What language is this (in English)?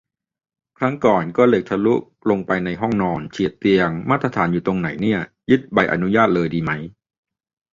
Thai